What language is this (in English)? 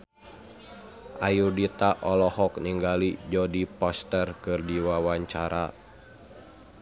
Sundanese